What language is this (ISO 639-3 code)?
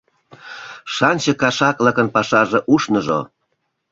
chm